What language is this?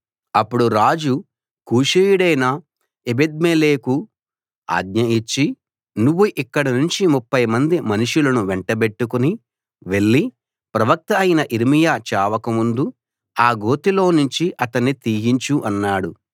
Telugu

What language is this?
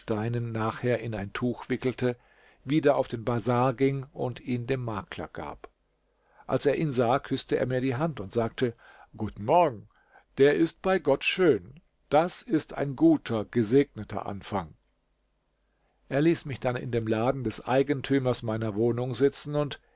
German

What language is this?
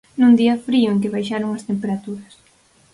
Galician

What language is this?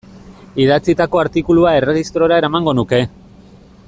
Basque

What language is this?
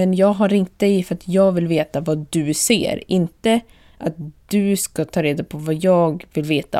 Swedish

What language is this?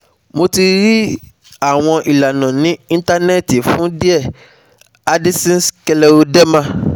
Yoruba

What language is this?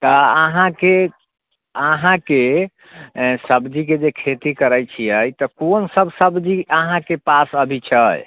Maithili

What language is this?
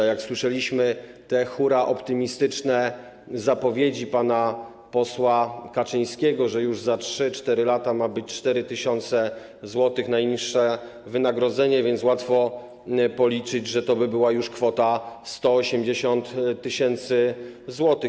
Polish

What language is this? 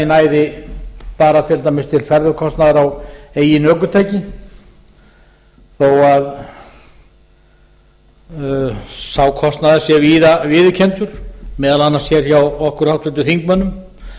Icelandic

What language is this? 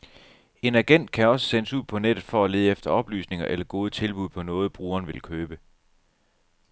Danish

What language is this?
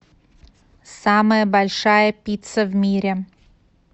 Russian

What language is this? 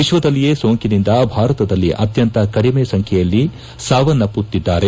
Kannada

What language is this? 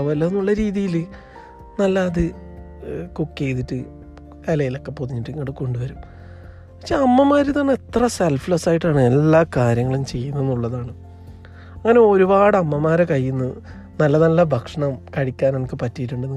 Malayalam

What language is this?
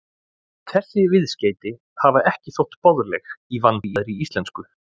Icelandic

